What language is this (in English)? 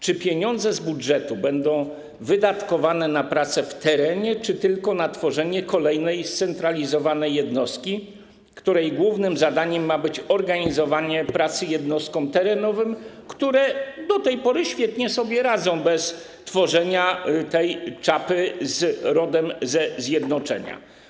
Polish